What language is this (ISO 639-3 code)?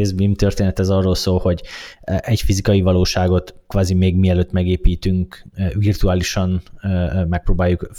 hun